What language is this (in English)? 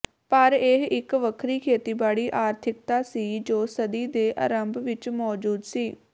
Punjabi